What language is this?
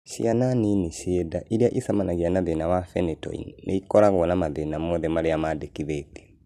Kikuyu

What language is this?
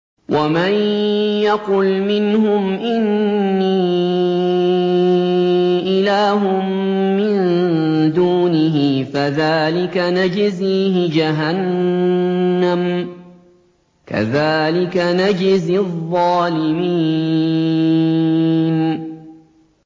Arabic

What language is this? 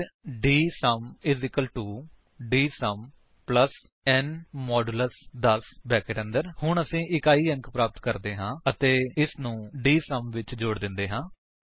Punjabi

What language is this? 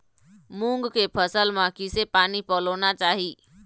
Chhattisgarhi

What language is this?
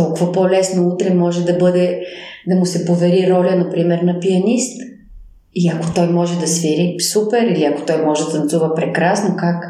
Bulgarian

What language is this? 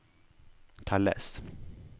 Norwegian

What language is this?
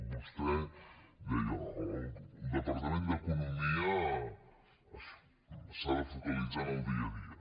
Catalan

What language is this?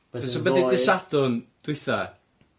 Welsh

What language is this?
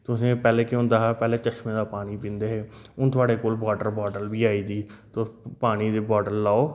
Dogri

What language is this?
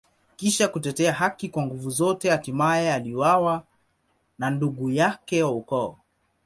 Swahili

